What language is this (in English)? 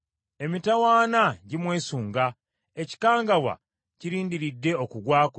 Ganda